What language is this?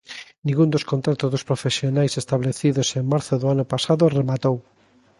Galician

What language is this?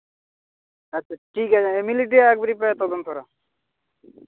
Santali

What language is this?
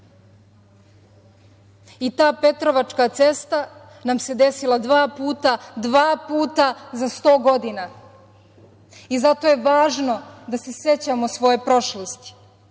Serbian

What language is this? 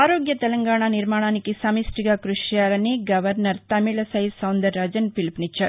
Telugu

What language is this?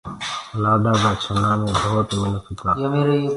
Gurgula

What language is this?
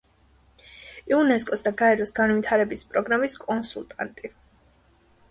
Georgian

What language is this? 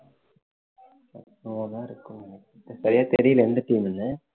Tamil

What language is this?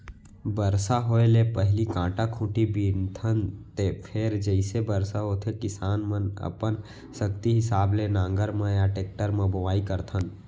Chhattisgarhi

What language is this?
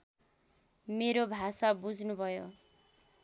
Nepali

